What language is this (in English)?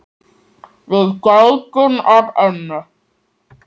Icelandic